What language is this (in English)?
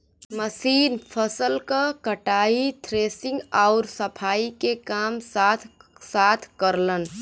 Bhojpuri